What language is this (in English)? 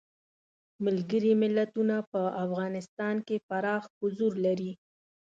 Pashto